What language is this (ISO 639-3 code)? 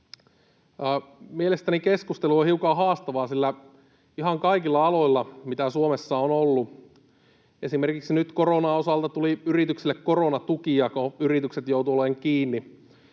fin